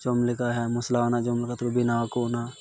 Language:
Santali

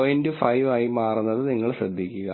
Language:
Malayalam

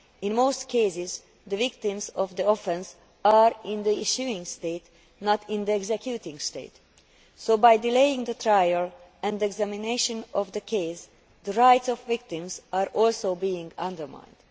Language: English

